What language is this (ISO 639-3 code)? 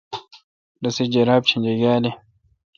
xka